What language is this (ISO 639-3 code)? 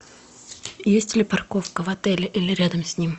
rus